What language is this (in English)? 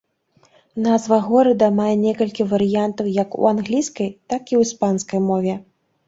Belarusian